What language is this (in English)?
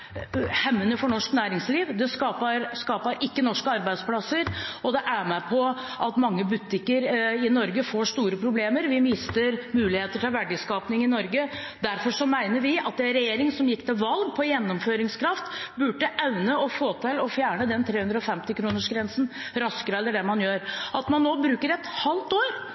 Norwegian Bokmål